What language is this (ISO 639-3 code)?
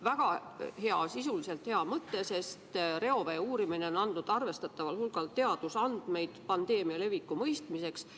est